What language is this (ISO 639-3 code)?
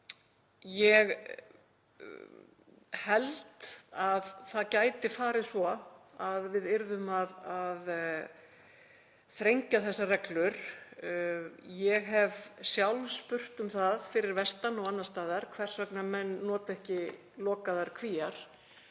isl